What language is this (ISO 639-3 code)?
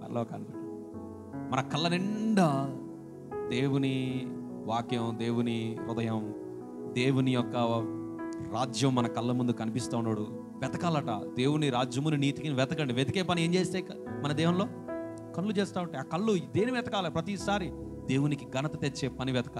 hin